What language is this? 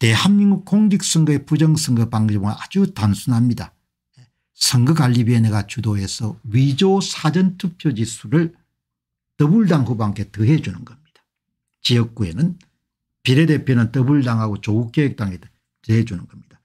Korean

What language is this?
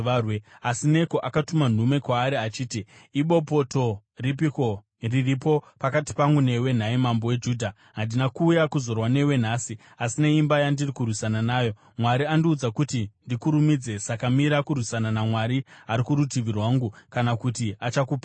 Shona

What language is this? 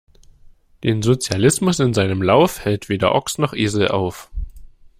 German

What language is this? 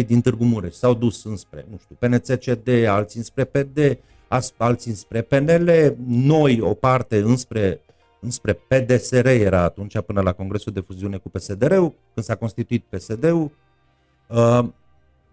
Romanian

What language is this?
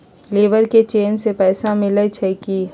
Magahi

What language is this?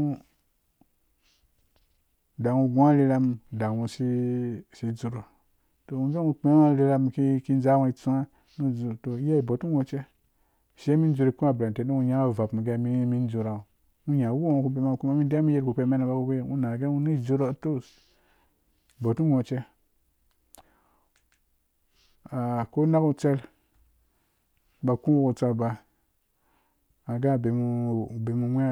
Dũya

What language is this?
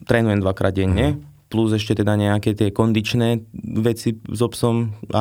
Slovak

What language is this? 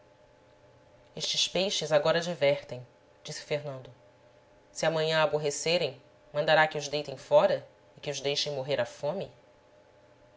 Portuguese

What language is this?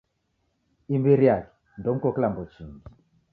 Taita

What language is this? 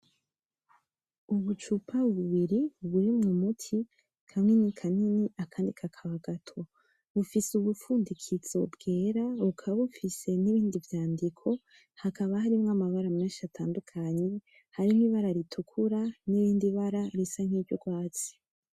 Rundi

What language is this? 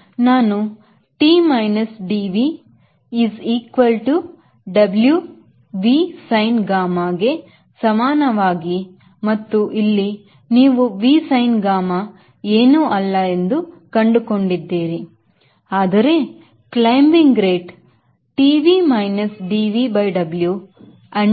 Kannada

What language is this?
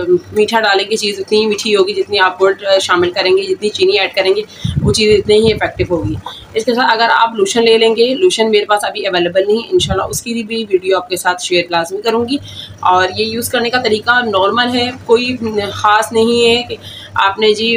Hindi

